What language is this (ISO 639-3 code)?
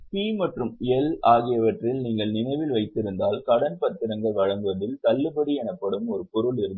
tam